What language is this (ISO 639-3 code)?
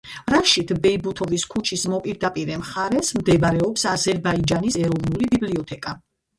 kat